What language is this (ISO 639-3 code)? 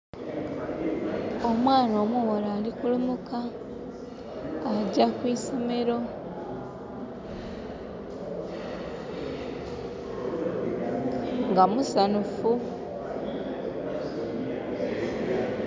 xog